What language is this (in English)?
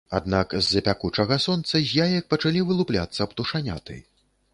Belarusian